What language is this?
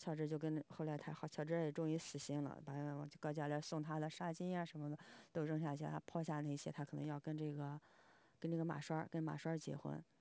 Chinese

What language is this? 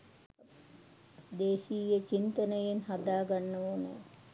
Sinhala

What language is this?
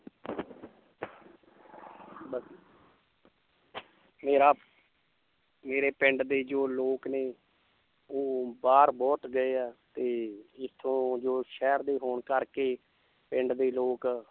Punjabi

